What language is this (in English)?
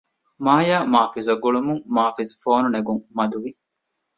Divehi